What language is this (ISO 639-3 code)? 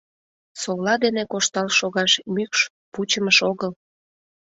chm